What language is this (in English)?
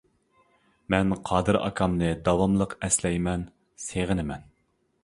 Uyghur